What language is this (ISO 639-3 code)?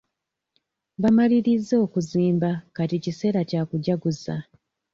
lug